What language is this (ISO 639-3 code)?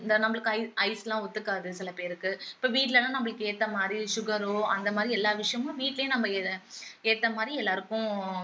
tam